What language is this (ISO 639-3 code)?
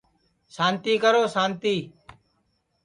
ssi